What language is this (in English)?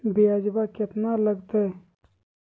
Magahi